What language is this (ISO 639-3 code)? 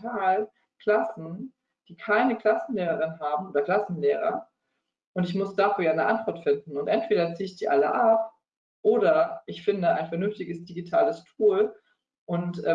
deu